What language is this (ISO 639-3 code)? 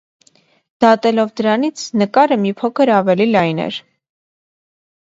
hye